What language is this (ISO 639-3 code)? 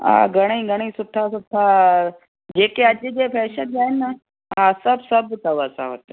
snd